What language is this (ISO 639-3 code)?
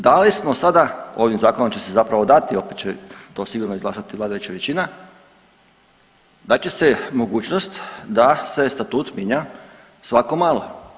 hrv